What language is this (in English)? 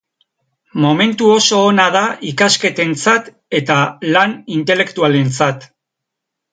Basque